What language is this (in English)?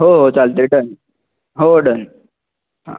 Marathi